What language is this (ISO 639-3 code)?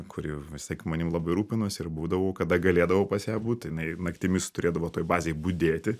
lit